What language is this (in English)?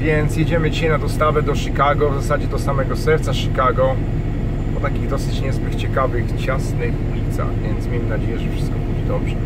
Polish